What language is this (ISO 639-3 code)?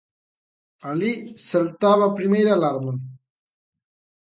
glg